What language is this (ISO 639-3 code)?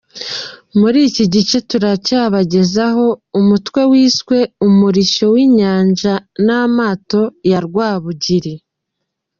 kin